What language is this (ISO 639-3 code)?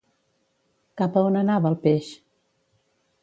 cat